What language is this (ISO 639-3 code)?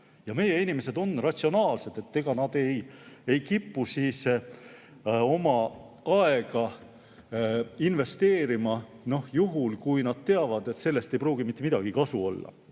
est